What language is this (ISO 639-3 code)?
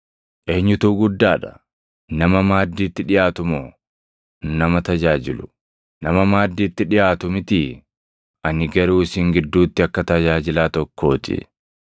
orm